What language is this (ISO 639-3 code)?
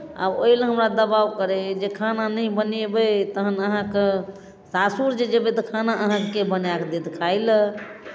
mai